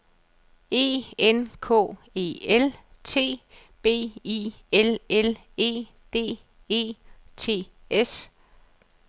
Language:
Danish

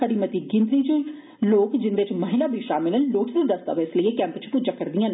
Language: Dogri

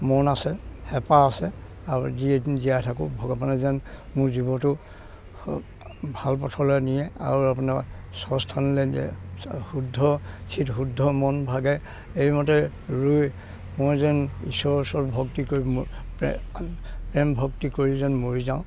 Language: Assamese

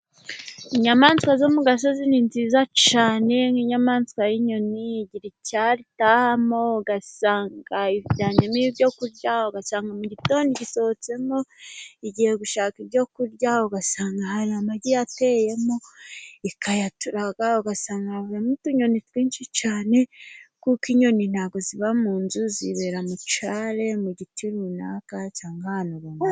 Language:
Kinyarwanda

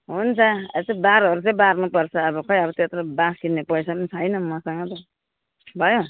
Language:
Nepali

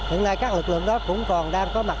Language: Vietnamese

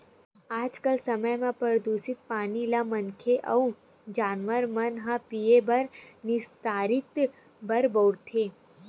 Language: Chhattisgarhi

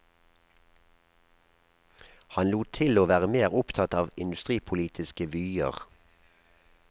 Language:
Norwegian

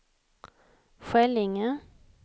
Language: Swedish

